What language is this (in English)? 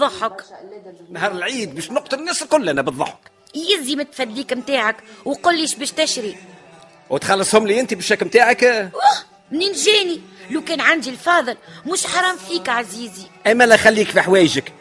Arabic